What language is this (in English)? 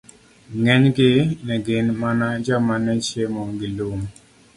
Luo (Kenya and Tanzania)